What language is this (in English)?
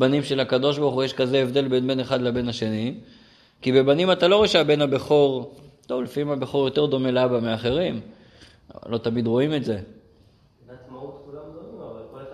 Hebrew